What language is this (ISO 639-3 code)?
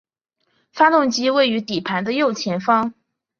zho